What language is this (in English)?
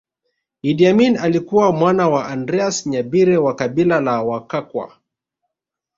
Swahili